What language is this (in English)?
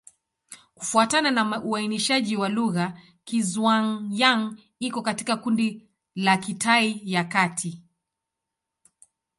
Swahili